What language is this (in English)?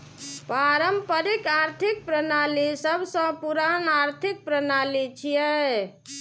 Maithili